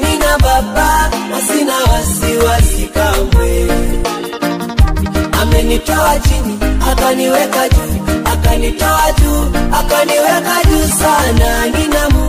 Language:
Arabic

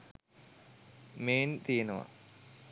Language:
Sinhala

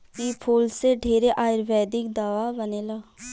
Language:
Bhojpuri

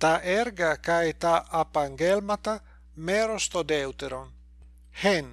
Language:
Greek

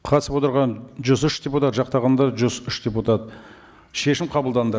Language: Kazakh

